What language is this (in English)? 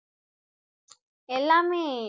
Tamil